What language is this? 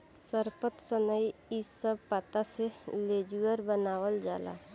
Bhojpuri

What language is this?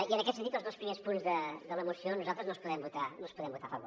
Catalan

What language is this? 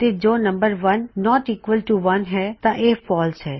Punjabi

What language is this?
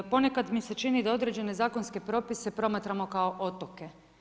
Croatian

